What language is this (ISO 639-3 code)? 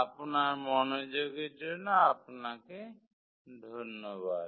ben